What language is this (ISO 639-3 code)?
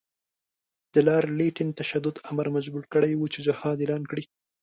pus